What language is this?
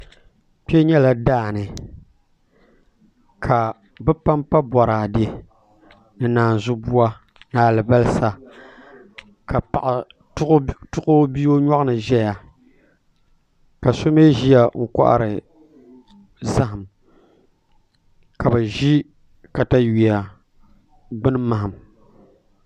Dagbani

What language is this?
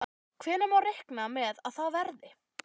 Icelandic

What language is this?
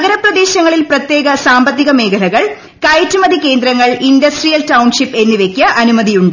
Malayalam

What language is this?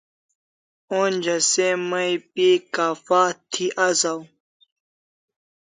Kalasha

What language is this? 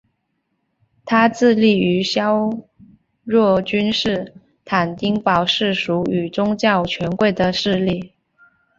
Chinese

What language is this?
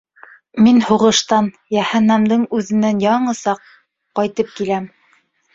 Bashkir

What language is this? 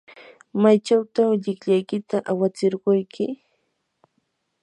Yanahuanca Pasco Quechua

